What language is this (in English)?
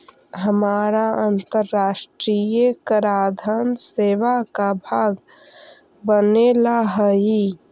Magahi